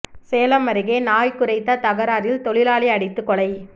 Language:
Tamil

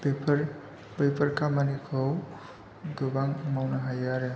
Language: Bodo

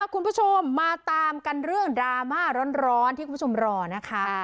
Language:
Thai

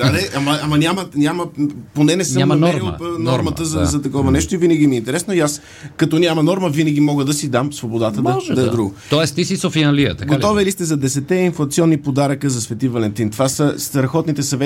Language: Bulgarian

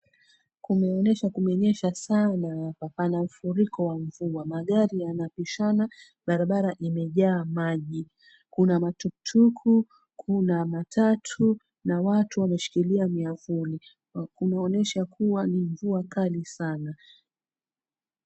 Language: Swahili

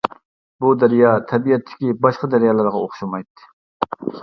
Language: Uyghur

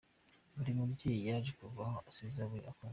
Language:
Kinyarwanda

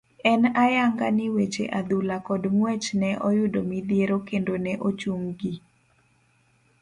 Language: Luo (Kenya and Tanzania)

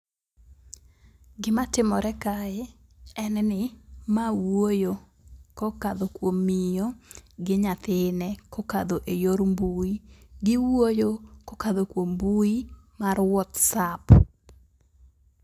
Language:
Luo (Kenya and Tanzania)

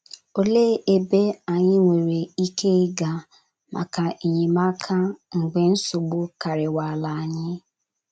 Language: Igbo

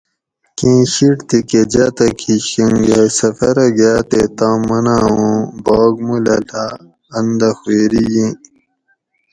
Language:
Gawri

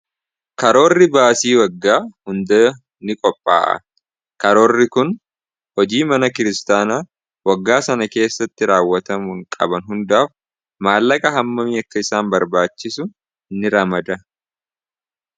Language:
Oromo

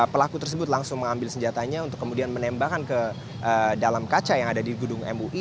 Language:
Indonesian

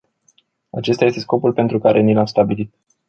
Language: Romanian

